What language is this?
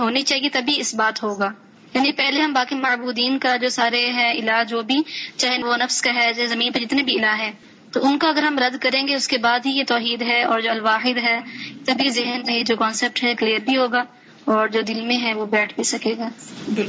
Urdu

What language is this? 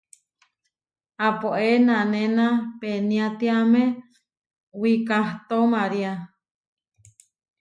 Huarijio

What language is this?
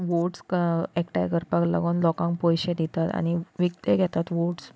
Konkani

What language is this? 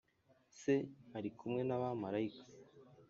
Kinyarwanda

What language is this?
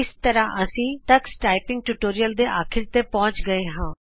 Punjabi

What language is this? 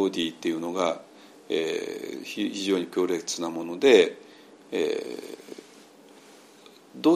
Japanese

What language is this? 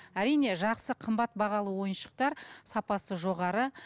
Kazakh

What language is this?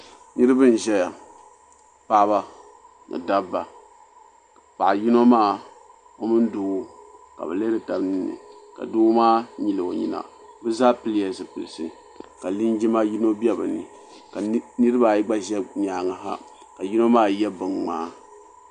Dagbani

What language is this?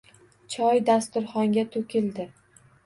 Uzbek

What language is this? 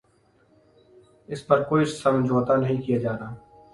Urdu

